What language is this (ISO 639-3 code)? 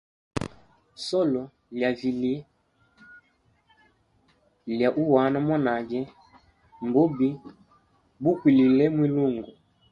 hem